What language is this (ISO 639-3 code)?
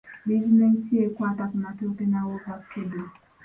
lug